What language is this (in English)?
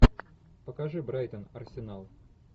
Russian